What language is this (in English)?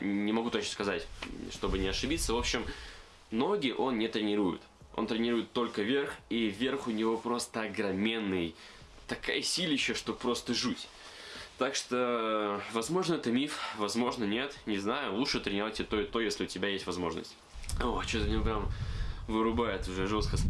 Russian